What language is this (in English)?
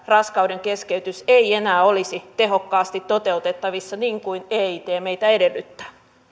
Finnish